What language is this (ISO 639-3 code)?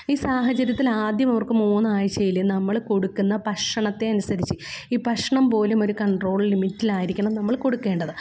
mal